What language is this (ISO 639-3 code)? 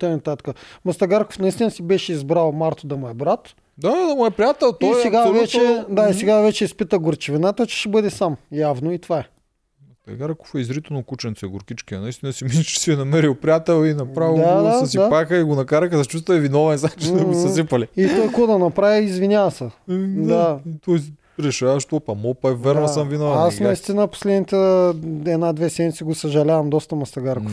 bul